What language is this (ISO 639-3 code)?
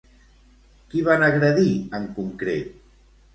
cat